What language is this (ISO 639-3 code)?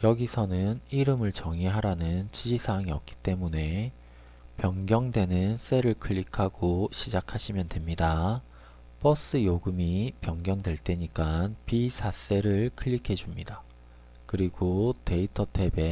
kor